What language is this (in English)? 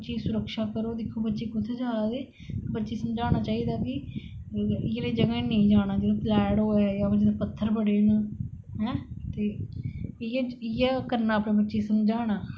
Dogri